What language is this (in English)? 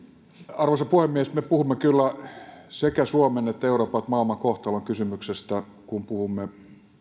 Finnish